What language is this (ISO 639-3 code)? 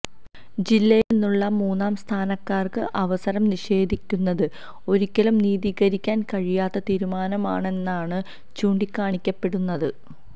mal